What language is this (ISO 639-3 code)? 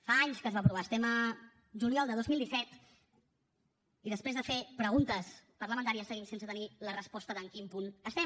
cat